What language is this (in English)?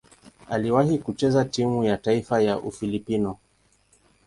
Swahili